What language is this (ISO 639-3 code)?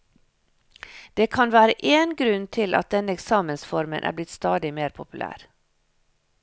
nor